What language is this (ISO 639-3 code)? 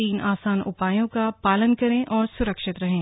hin